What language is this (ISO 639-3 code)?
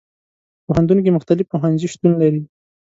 pus